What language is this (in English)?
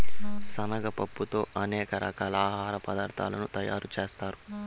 Telugu